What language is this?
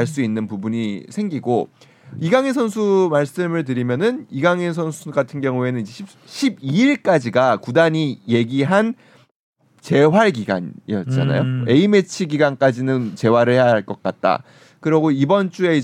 Korean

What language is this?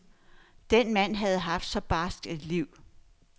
Danish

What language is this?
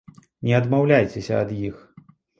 Belarusian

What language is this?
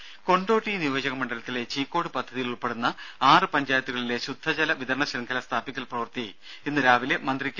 Malayalam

